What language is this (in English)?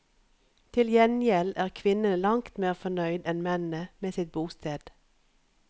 Norwegian